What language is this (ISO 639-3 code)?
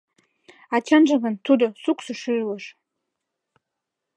chm